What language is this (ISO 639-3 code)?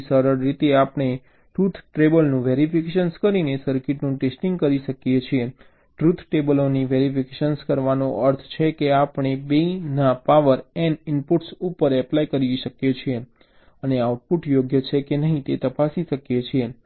guj